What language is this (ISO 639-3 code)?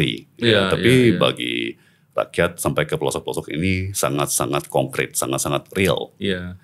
ind